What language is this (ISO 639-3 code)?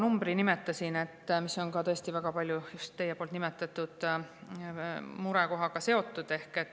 est